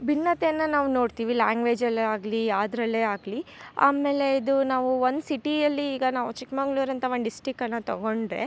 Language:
Kannada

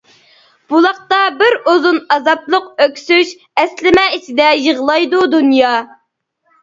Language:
Uyghur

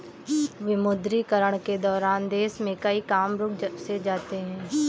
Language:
Hindi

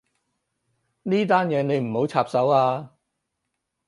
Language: Cantonese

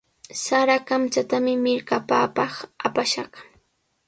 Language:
Sihuas Ancash Quechua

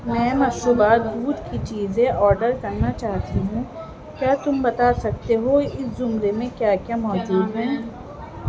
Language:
Urdu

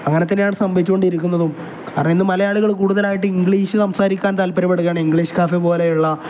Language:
Malayalam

